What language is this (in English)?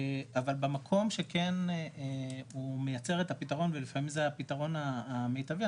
Hebrew